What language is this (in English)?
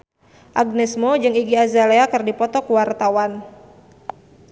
Sundanese